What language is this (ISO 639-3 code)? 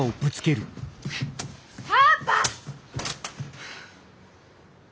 jpn